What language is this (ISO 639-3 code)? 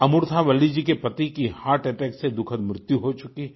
hin